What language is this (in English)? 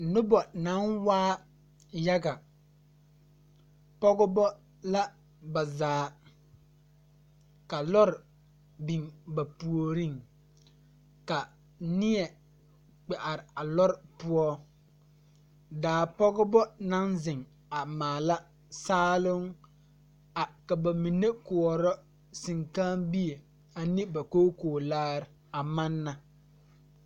Southern Dagaare